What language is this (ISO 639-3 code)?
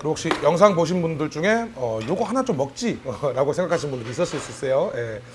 kor